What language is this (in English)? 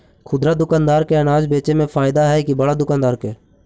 Magahi